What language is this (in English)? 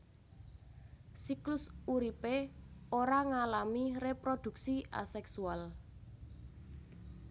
Javanese